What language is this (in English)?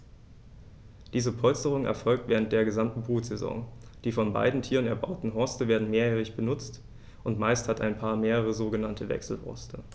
German